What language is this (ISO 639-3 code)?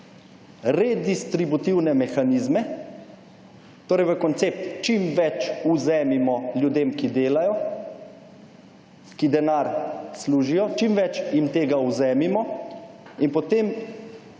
slv